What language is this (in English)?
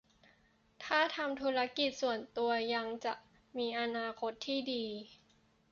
Thai